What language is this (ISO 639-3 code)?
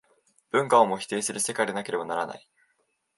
jpn